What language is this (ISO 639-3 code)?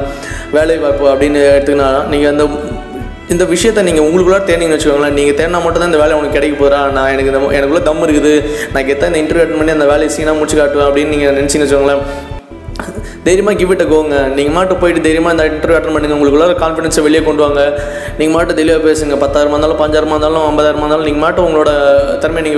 tam